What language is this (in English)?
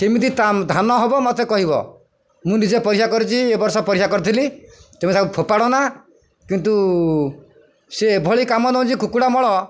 Odia